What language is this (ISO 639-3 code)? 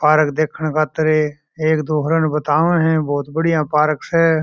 mwr